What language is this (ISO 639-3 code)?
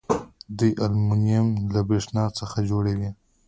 pus